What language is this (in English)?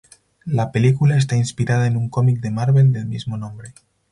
Spanish